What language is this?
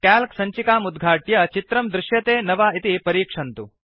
Sanskrit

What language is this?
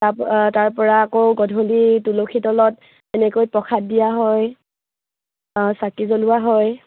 Assamese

